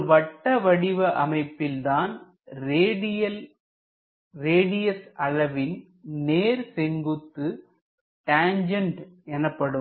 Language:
Tamil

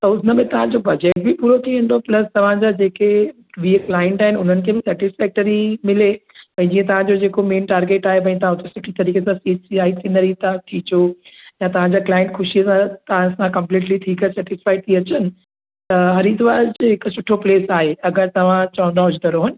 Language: Sindhi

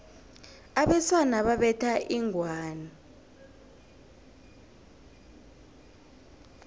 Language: South Ndebele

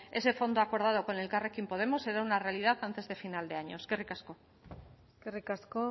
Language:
Spanish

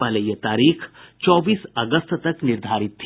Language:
Hindi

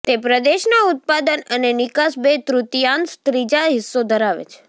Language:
Gujarati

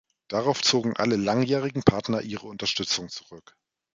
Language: German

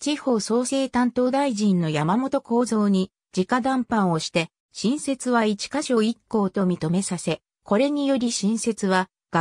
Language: Japanese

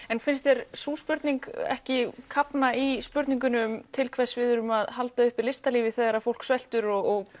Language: Icelandic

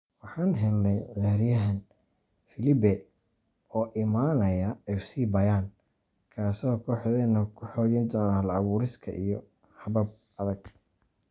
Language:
Somali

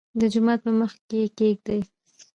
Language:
Pashto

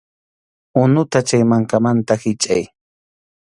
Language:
Arequipa-La Unión Quechua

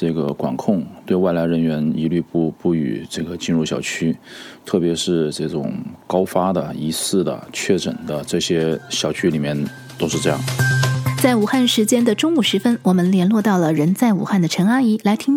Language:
Chinese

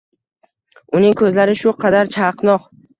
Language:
Uzbek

